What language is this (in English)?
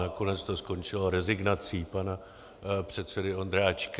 Czech